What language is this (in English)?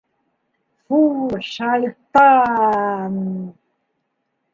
Bashkir